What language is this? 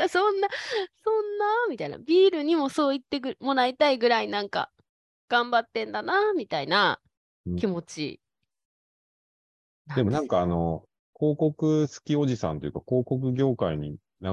Japanese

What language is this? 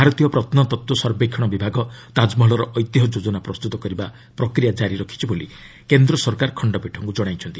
Odia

